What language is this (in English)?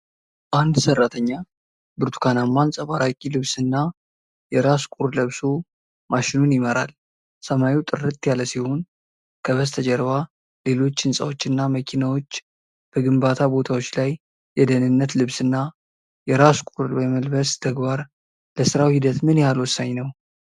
Amharic